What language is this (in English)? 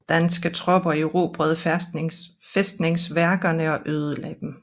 Danish